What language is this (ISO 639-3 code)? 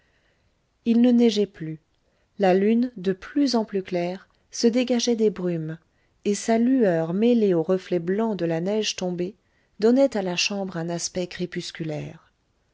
fra